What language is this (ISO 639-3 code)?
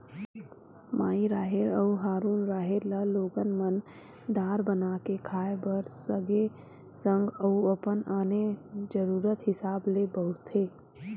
hne